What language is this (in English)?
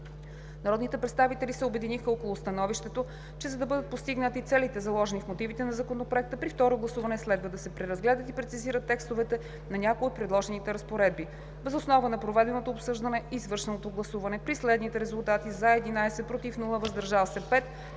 Bulgarian